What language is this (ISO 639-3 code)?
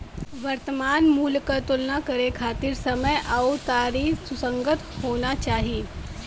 bho